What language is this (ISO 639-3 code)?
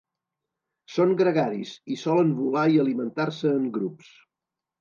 cat